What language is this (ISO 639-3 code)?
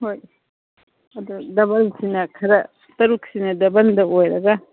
mni